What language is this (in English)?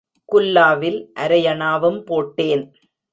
Tamil